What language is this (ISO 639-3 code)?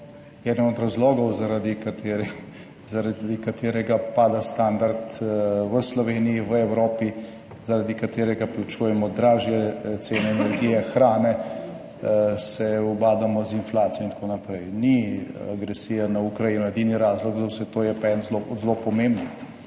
slv